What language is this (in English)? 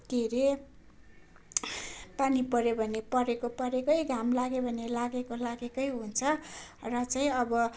Nepali